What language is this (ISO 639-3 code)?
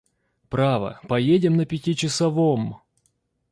rus